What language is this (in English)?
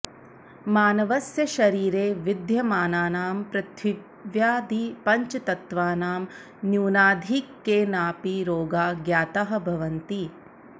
Sanskrit